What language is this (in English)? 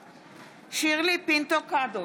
Hebrew